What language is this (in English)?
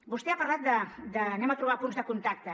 Catalan